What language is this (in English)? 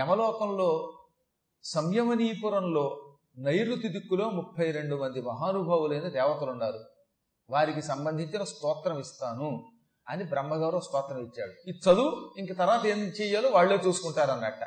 Telugu